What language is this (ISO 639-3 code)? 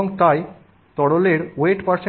ben